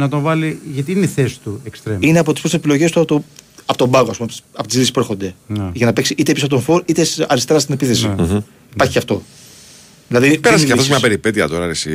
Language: Greek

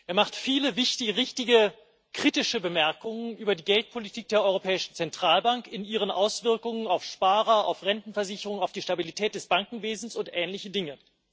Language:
German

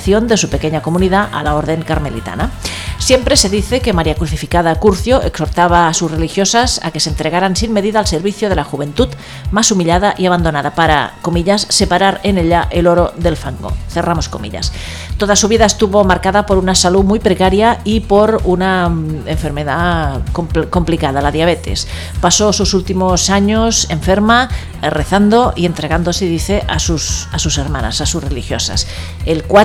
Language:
Spanish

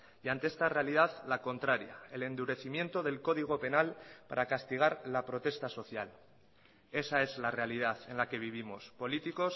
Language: Spanish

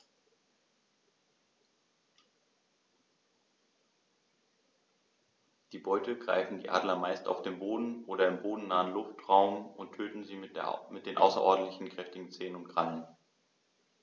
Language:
German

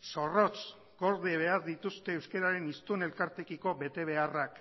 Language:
Basque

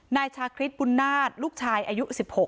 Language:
Thai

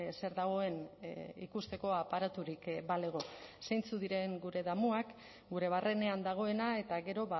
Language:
Basque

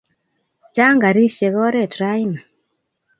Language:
Kalenjin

